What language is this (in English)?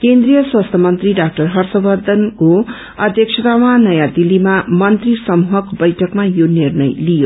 Nepali